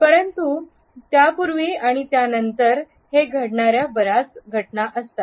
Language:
Marathi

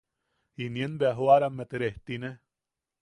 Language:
Yaqui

